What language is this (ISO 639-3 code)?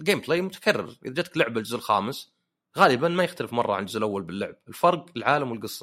ara